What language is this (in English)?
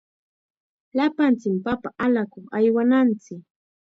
Chiquián Ancash Quechua